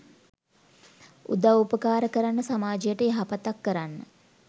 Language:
Sinhala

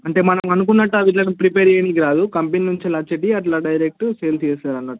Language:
Telugu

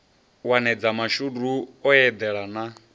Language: Venda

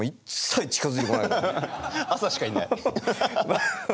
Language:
Japanese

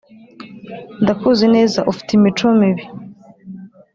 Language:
Kinyarwanda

